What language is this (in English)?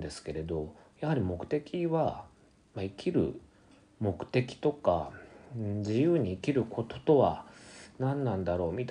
Japanese